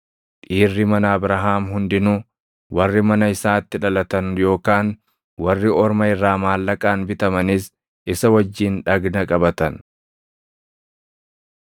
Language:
Oromo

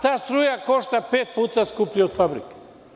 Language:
Serbian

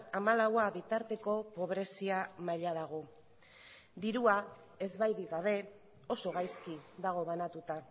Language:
Basque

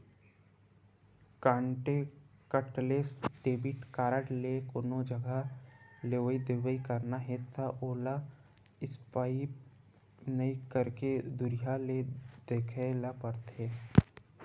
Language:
Chhattisgarhi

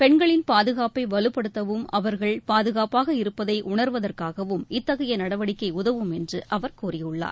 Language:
Tamil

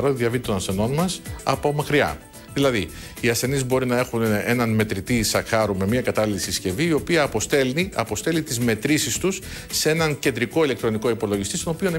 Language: Greek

